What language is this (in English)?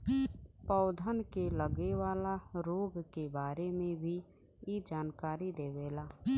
Bhojpuri